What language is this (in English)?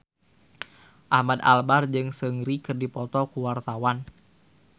Sundanese